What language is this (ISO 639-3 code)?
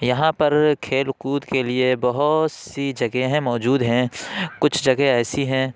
urd